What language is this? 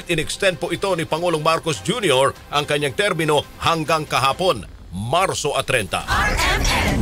Filipino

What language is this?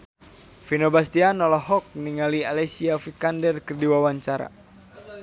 Sundanese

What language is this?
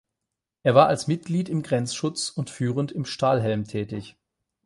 German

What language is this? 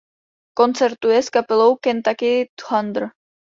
Czech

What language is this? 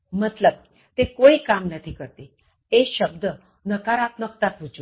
Gujarati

